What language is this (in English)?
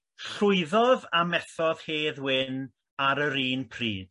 Welsh